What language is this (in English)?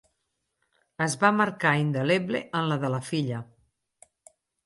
Catalan